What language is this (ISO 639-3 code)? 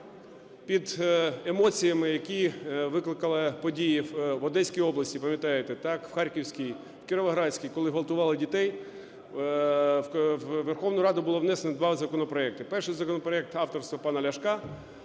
ukr